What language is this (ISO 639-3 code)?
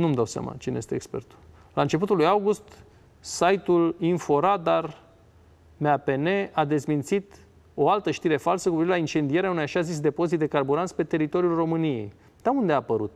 ron